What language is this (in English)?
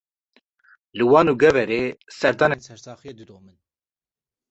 Kurdish